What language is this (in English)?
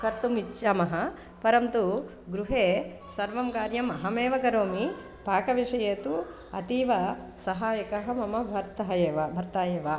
Sanskrit